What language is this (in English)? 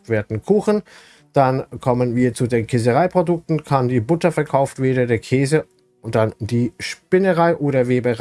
German